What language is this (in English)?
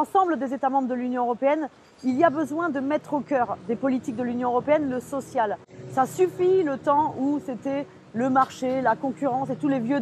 French